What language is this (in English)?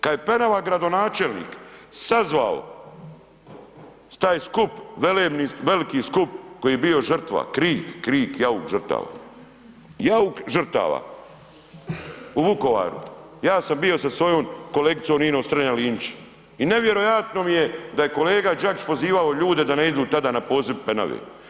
Croatian